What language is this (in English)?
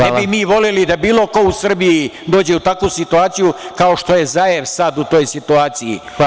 Serbian